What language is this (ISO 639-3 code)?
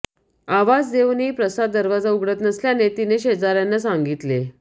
mar